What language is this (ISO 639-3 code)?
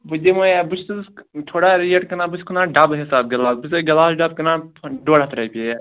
kas